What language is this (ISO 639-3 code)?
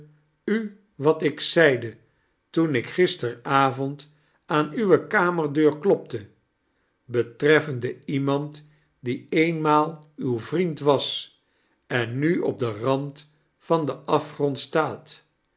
nld